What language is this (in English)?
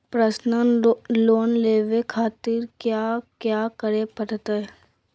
Magahi